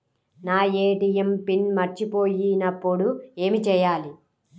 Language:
Telugu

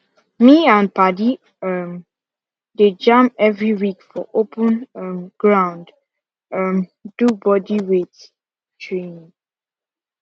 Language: Nigerian Pidgin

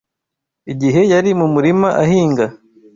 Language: Kinyarwanda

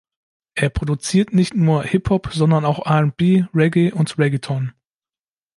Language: German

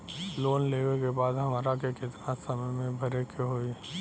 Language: Bhojpuri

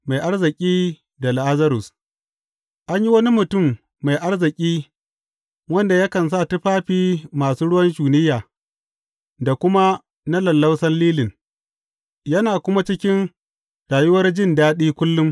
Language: Hausa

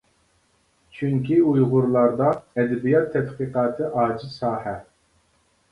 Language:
Uyghur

